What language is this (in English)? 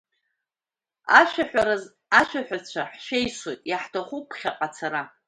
Abkhazian